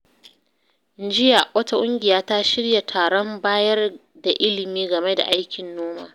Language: Hausa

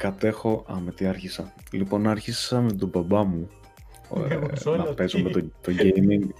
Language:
Greek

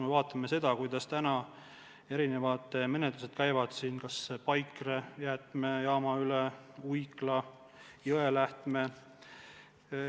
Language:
Estonian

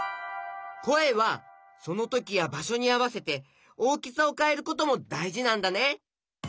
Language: Japanese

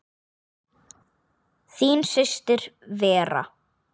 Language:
Icelandic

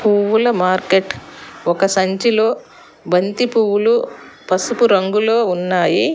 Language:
Telugu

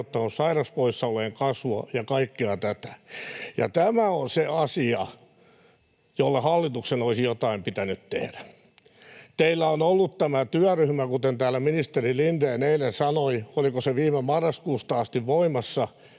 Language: Finnish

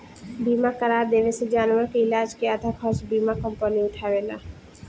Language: Bhojpuri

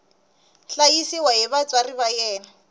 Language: Tsonga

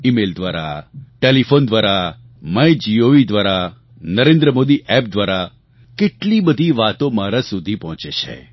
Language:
Gujarati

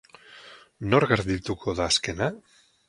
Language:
Basque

